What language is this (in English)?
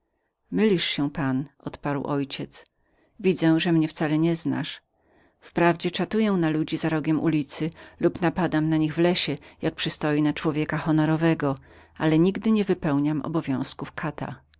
Polish